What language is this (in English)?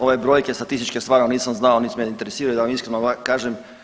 Croatian